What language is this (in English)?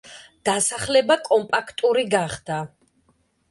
Georgian